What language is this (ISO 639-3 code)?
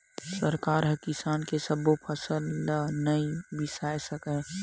hne